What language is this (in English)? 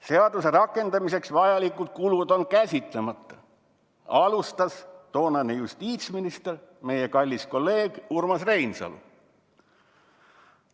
Estonian